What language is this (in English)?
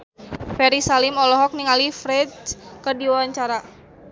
Sundanese